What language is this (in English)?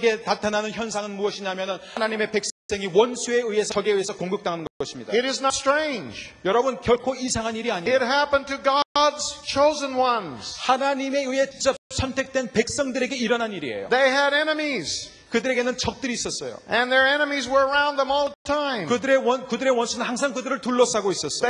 Korean